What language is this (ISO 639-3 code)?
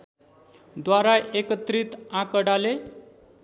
nep